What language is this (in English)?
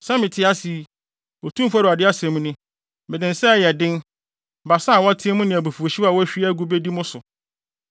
Akan